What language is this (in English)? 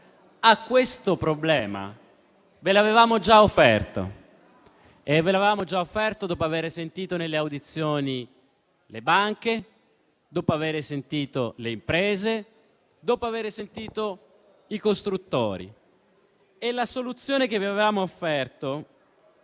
Italian